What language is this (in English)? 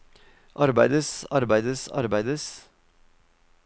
Norwegian